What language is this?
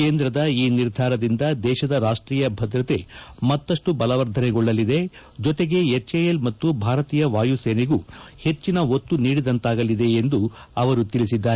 Kannada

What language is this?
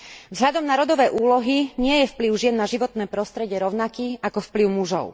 Slovak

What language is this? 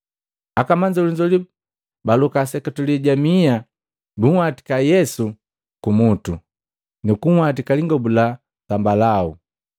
Matengo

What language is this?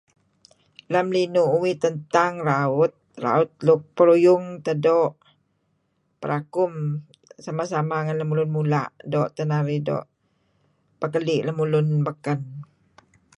Kelabit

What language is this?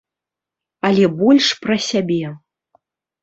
Belarusian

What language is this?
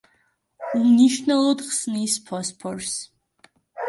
Georgian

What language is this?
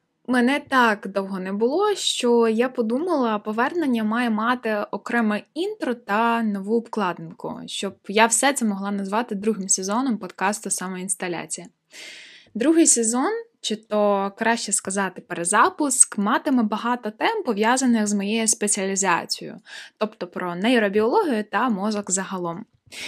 Ukrainian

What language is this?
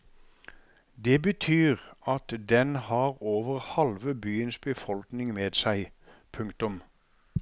Norwegian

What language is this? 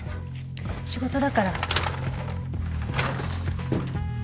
Japanese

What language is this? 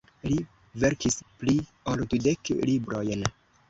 Esperanto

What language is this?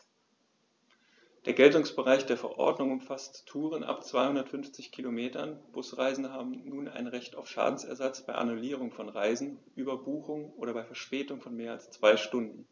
German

